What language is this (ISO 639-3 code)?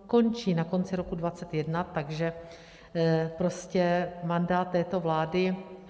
ces